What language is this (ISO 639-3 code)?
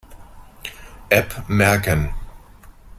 deu